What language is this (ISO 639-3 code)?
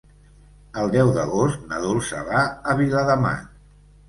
cat